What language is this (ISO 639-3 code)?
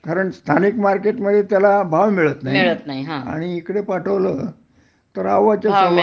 mar